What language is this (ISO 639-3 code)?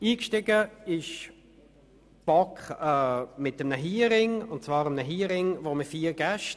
gsw